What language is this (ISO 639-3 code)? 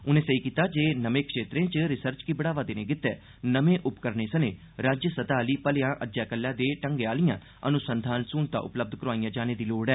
doi